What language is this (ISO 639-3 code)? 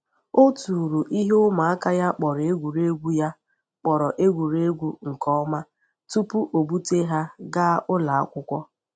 ibo